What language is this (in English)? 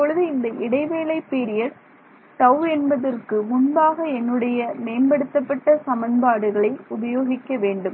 Tamil